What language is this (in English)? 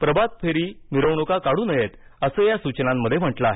Marathi